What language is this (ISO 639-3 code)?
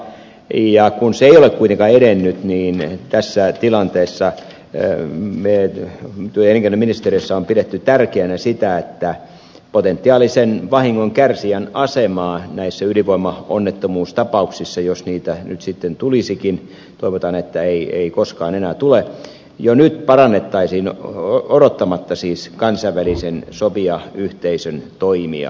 fin